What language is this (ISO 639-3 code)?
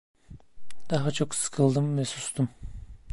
tur